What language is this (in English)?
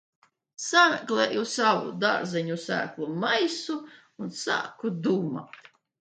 Latvian